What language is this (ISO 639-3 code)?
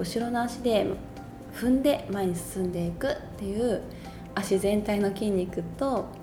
jpn